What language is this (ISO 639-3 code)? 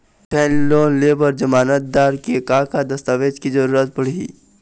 hne